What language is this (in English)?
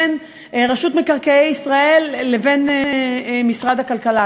Hebrew